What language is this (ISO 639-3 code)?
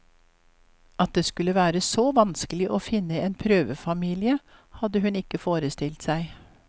nor